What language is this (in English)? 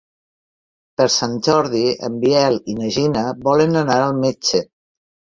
Catalan